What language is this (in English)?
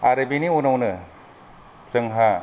Bodo